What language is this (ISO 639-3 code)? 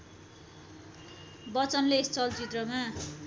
nep